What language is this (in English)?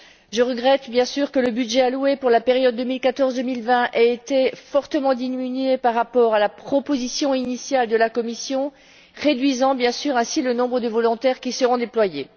French